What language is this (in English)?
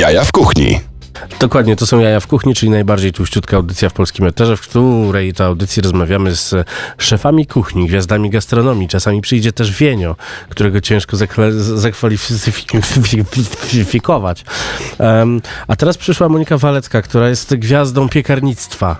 Polish